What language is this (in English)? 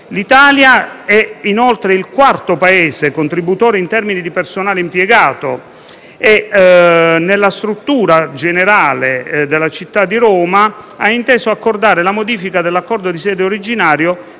Italian